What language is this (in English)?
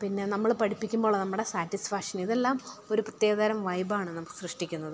Malayalam